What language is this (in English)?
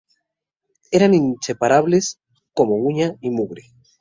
Spanish